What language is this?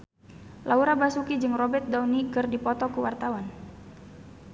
Sundanese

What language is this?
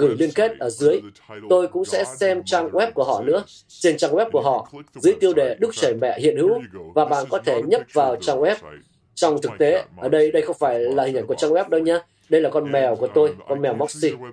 Vietnamese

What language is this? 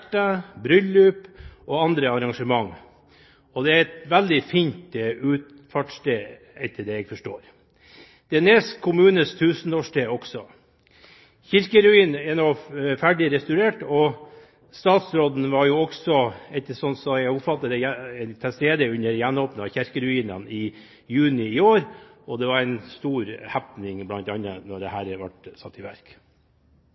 Norwegian Bokmål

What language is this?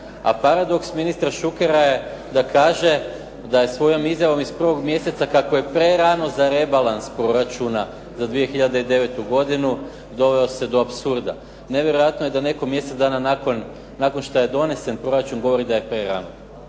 Croatian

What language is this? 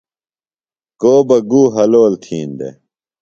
Phalura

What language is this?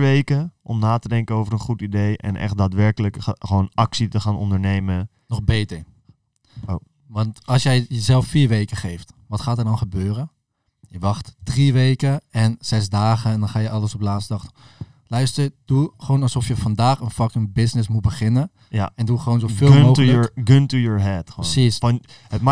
Dutch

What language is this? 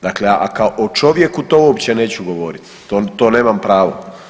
Croatian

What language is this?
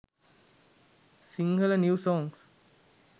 Sinhala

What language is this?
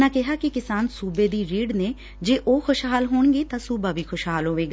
Punjabi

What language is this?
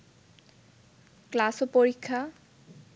Bangla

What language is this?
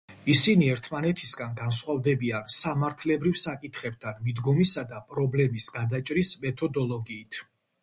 Georgian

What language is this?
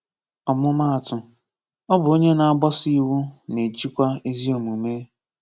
Igbo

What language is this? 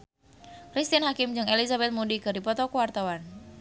Sundanese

